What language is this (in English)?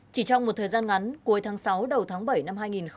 Vietnamese